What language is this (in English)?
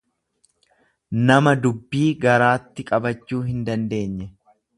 Oromo